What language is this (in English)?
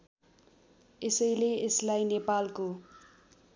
Nepali